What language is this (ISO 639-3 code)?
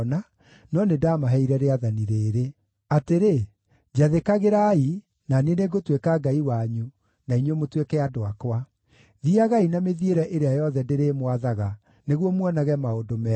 kik